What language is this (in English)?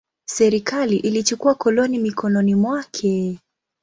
Swahili